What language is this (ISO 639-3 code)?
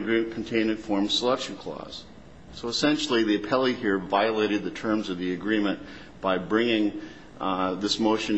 eng